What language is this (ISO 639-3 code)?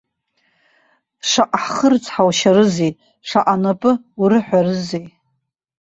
abk